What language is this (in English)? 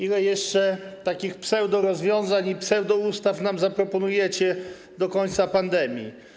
Polish